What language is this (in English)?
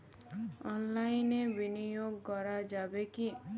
Bangla